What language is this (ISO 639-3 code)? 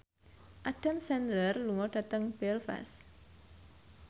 jav